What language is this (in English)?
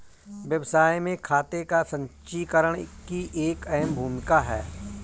Hindi